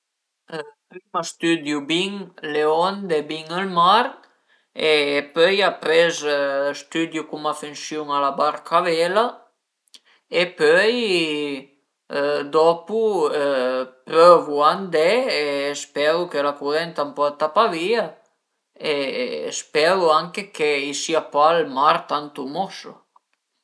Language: Piedmontese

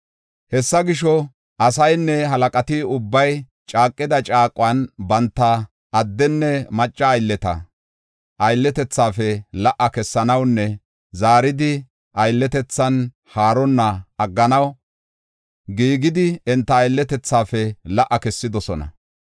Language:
Gofa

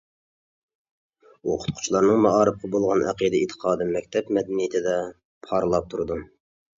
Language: Uyghur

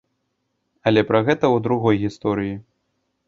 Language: Belarusian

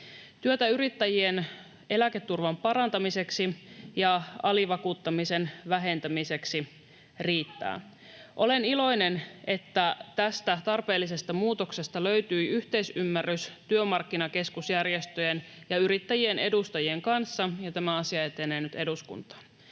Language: Finnish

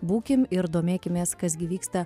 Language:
Lithuanian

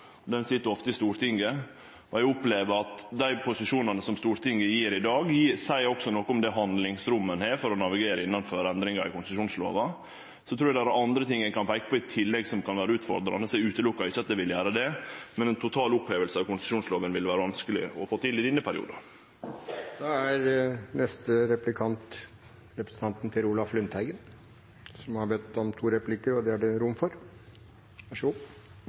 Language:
Norwegian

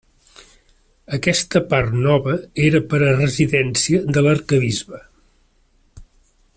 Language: Catalan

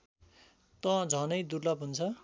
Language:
Nepali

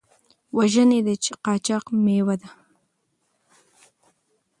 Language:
Pashto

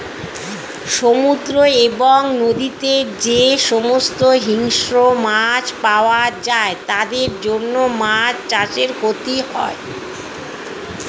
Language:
Bangla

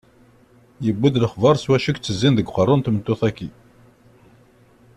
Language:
Kabyle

